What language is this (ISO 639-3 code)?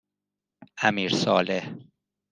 fas